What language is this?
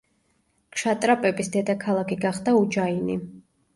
Georgian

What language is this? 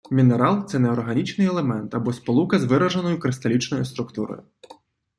Ukrainian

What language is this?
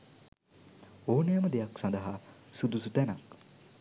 Sinhala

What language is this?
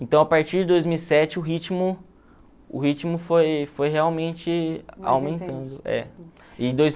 Portuguese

